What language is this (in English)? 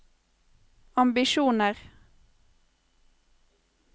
Norwegian